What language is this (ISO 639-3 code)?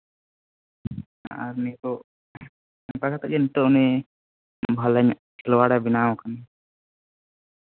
sat